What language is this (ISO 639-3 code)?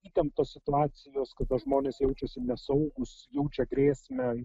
lit